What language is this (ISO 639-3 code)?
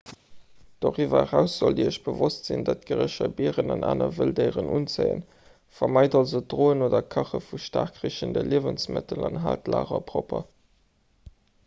ltz